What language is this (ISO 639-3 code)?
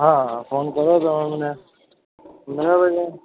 guj